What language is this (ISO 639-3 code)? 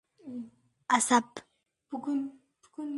uzb